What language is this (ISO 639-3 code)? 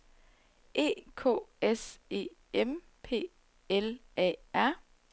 dan